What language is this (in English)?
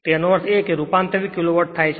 Gujarati